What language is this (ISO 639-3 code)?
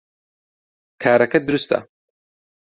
ckb